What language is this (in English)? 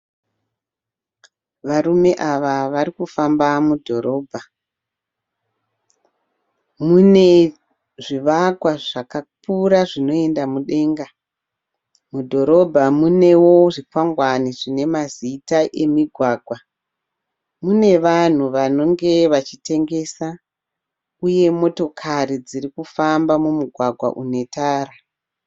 Shona